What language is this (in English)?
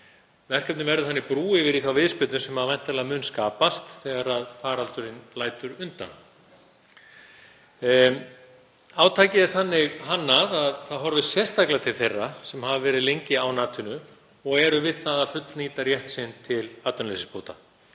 Icelandic